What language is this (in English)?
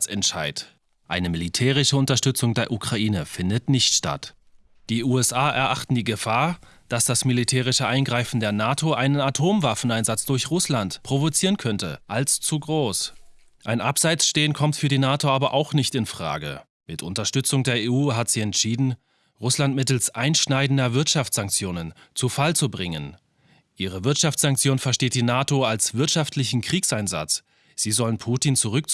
German